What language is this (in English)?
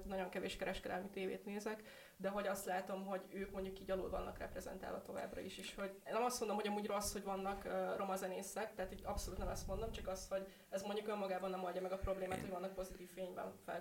Hungarian